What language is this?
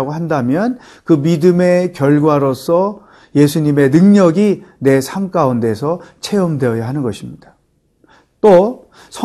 Korean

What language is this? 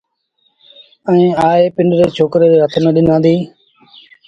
Sindhi Bhil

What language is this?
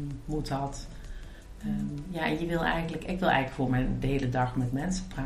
Dutch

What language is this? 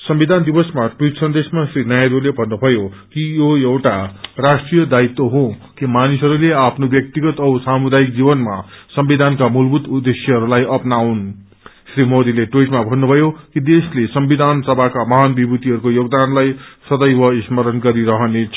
Nepali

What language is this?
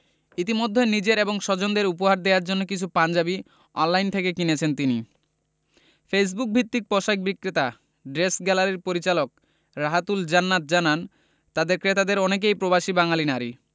Bangla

